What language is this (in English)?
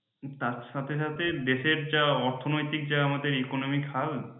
Bangla